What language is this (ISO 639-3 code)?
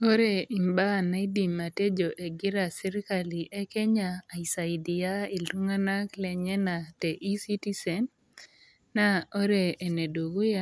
mas